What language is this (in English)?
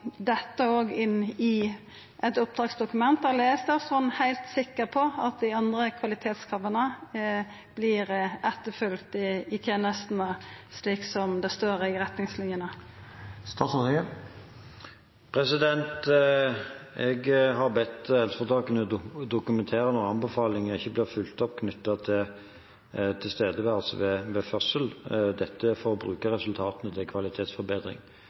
Norwegian